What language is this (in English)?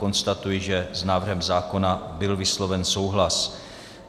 Czech